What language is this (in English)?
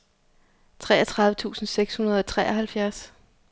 Danish